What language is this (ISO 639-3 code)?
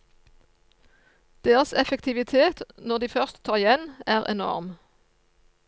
nor